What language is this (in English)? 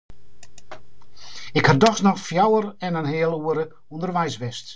Western Frisian